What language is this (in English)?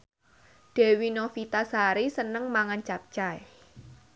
Javanese